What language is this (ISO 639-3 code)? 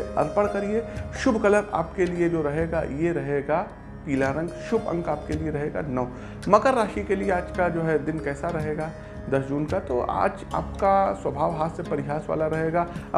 hin